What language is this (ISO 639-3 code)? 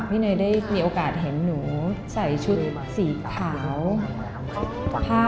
tha